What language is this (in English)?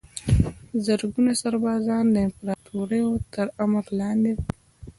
Pashto